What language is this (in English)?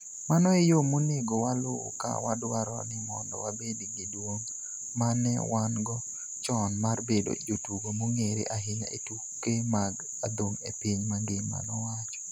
Luo (Kenya and Tanzania)